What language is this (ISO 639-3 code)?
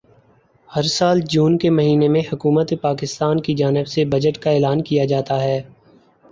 urd